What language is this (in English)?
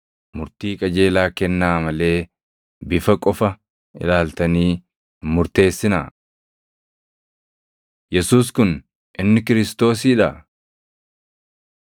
Oromo